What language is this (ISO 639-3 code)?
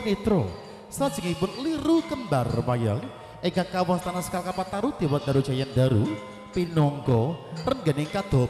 ind